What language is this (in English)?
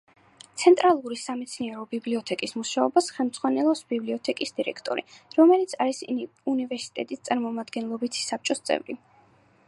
Georgian